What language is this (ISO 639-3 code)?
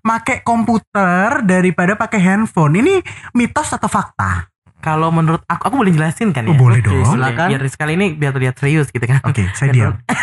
ind